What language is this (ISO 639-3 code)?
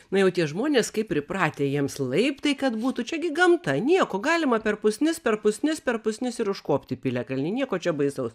lit